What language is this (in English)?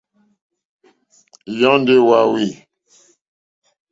Mokpwe